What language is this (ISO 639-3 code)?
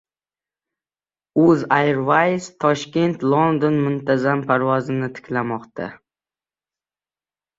uzb